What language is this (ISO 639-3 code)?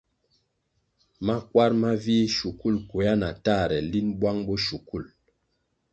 nmg